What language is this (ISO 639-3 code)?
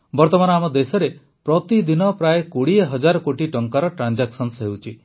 ori